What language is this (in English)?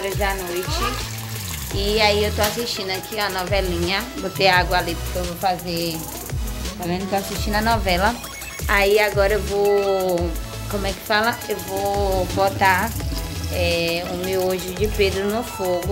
Portuguese